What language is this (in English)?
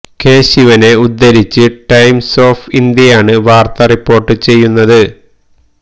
Malayalam